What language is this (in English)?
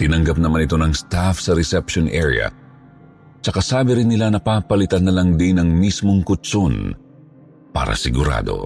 Filipino